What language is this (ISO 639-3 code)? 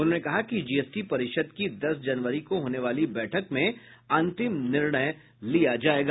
hin